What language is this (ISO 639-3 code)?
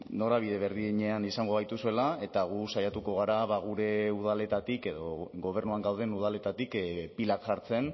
eus